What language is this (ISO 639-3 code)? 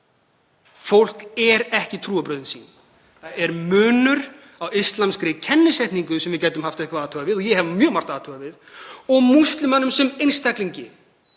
isl